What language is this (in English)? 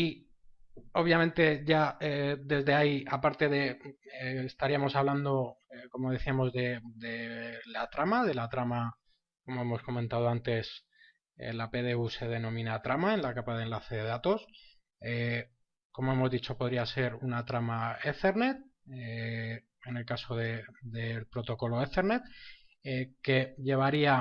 Spanish